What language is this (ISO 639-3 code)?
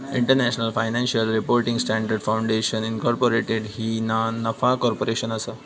mar